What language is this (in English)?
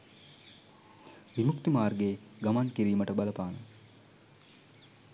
Sinhala